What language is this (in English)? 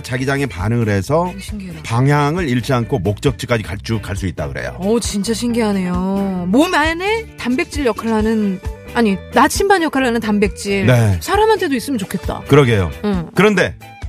Korean